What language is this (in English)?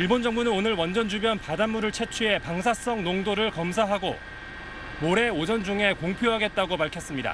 Korean